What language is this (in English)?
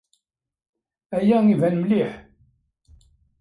Kabyle